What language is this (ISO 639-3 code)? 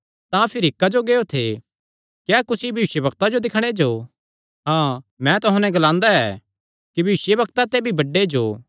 xnr